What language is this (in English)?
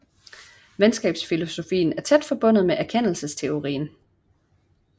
Danish